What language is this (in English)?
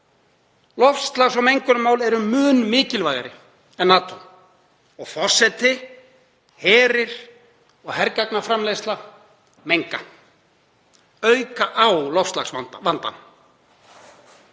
Icelandic